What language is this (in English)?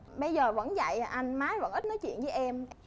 Vietnamese